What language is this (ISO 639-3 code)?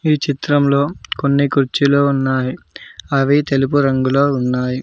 tel